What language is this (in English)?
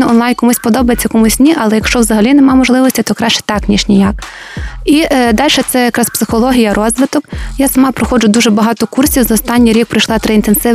Ukrainian